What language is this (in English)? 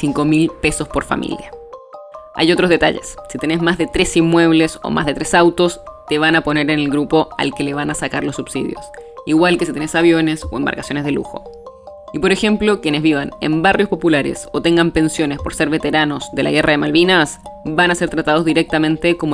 Spanish